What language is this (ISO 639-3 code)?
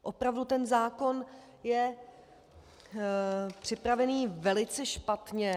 ces